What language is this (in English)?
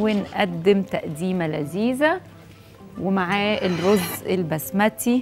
Arabic